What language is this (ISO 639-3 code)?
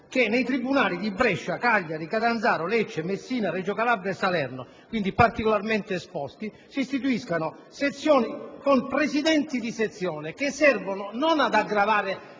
ita